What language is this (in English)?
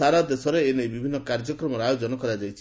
Odia